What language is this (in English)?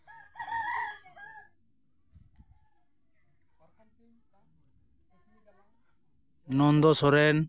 Santali